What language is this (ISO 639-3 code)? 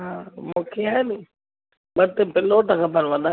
snd